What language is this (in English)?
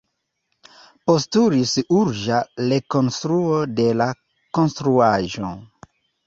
Esperanto